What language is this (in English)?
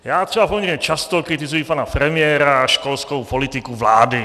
Czech